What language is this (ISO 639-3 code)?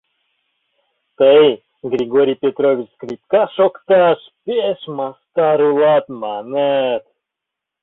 chm